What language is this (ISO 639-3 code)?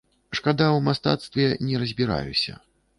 bel